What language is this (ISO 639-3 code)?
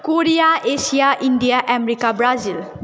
nep